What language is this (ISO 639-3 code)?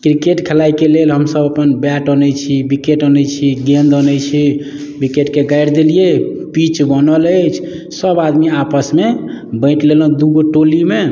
mai